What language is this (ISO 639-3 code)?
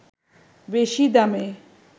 ben